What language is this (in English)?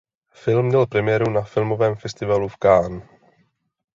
Czech